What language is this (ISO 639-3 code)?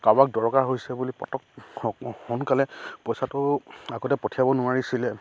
asm